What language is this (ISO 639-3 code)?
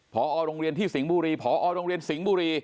tha